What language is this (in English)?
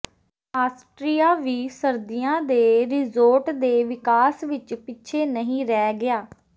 Punjabi